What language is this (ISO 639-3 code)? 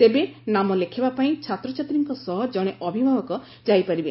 ori